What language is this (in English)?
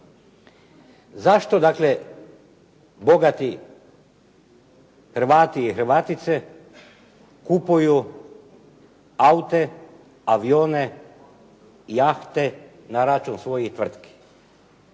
Croatian